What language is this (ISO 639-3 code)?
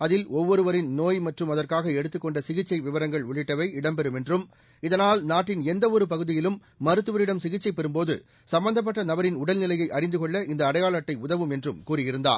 tam